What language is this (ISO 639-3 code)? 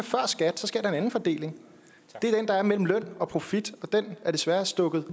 dan